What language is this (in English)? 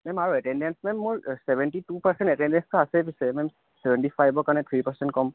Assamese